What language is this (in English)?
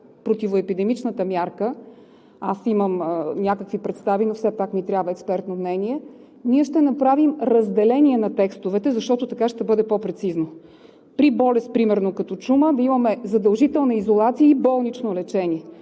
Bulgarian